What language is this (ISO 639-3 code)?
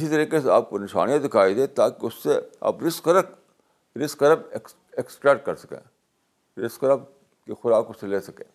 urd